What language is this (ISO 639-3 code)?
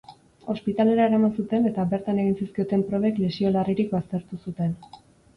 eus